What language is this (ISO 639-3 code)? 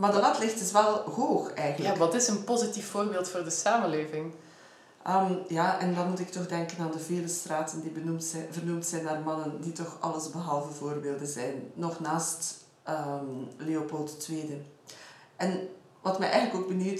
nld